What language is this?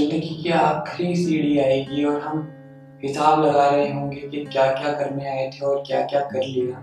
Hindi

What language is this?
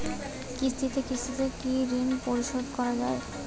Bangla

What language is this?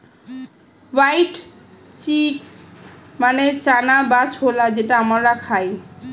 Bangla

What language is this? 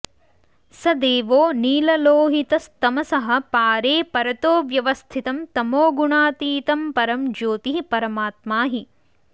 Sanskrit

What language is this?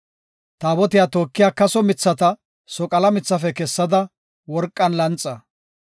Gofa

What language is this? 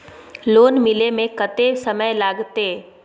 Maithili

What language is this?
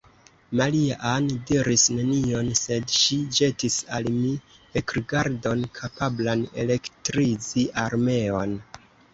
Esperanto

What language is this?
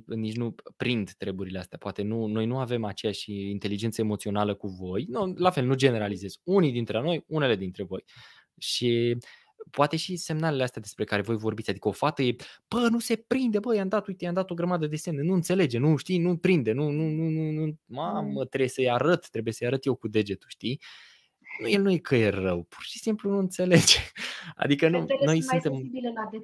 Romanian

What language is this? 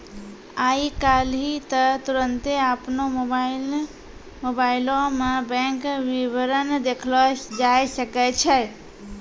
Maithili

